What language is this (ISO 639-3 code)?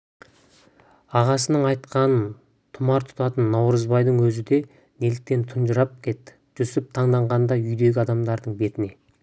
kaz